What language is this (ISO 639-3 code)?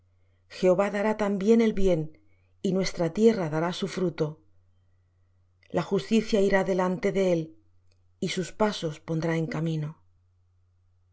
spa